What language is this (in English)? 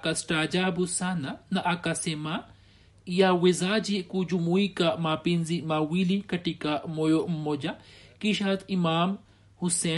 Swahili